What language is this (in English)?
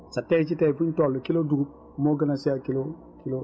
Wolof